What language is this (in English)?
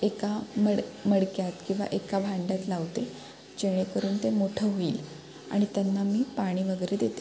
Marathi